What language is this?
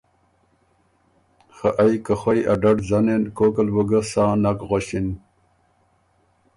Ormuri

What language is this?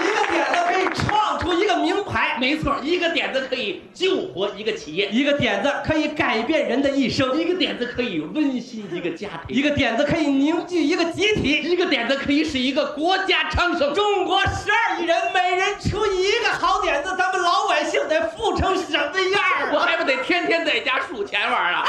Chinese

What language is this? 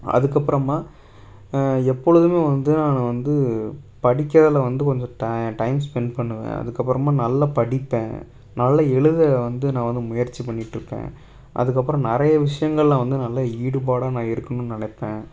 Tamil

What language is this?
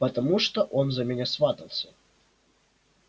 Russian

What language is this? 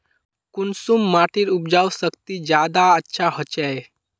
Magahi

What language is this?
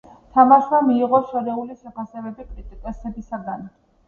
Georgian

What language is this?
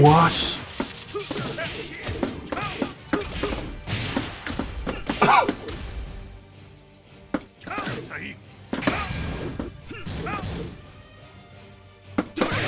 Korean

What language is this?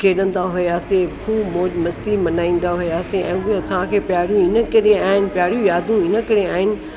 Sindhi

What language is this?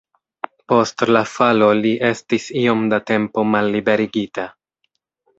Esperanto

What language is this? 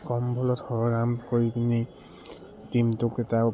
Assamese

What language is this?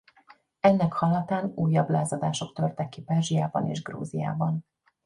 Hungarian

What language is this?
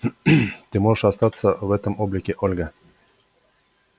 Russian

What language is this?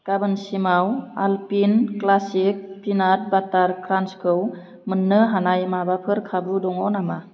Bodo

